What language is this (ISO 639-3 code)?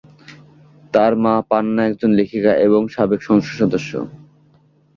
ben